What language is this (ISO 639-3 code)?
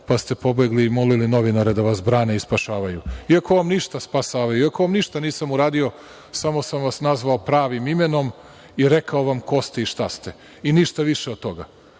srp